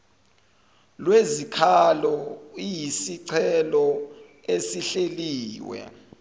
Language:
Zulu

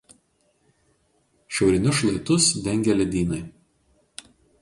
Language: Lithuanian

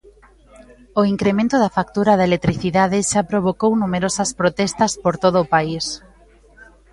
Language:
Galician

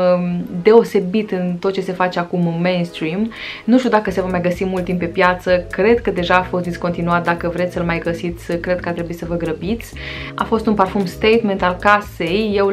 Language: Romanian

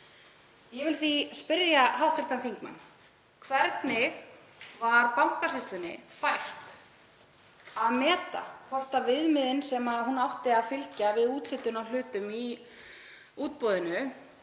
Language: Icelandic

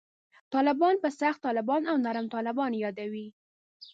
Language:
Pashto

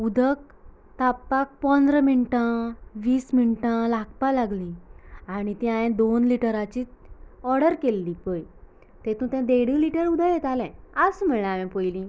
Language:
Konkani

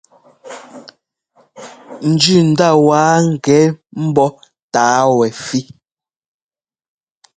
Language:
Ngomba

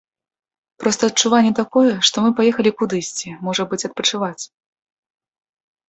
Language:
Belarusian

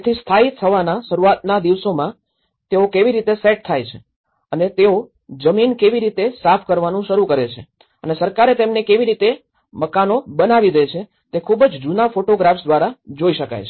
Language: Gujarati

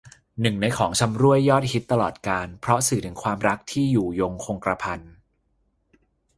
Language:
Thai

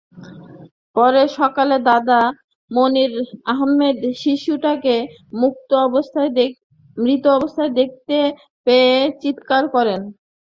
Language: Bangla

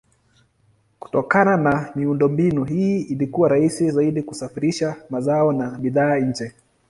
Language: Swahili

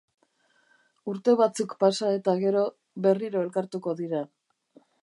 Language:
Basque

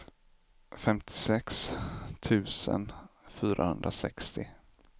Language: Swedish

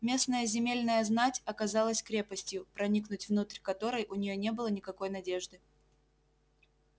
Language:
Russian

